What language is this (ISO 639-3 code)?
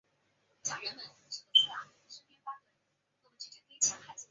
zho